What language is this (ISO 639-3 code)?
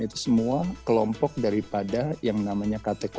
ind